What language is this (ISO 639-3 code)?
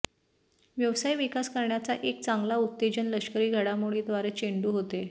mar